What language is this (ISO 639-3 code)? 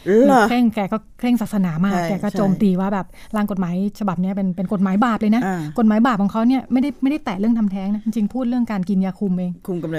tha